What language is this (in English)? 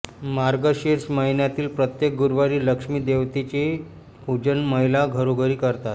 Marathi